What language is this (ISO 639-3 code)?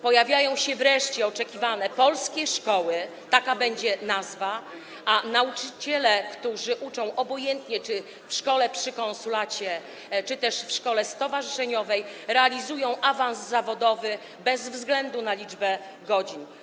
pol